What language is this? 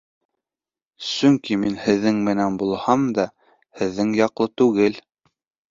Bashkir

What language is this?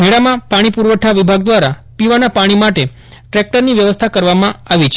Gujarati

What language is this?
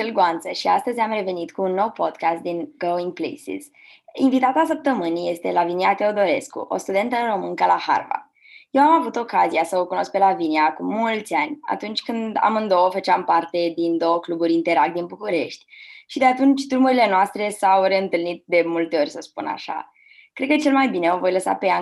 Romanian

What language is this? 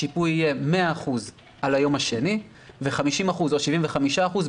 Hebrew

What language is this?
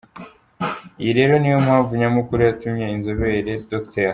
Kinyarwanda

